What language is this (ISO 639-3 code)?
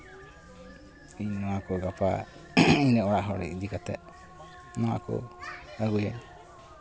sat